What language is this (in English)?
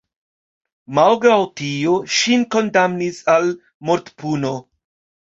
Esperanto